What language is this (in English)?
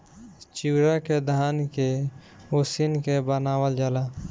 Bhojpuri